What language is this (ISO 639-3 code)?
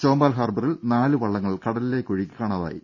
mal